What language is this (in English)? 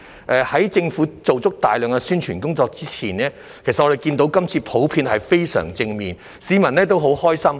Cantonese